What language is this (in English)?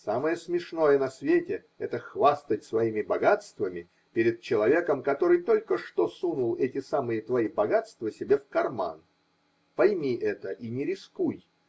Russian